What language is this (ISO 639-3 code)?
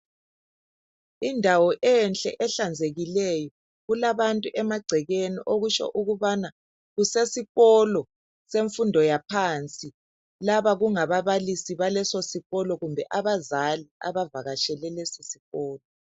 nde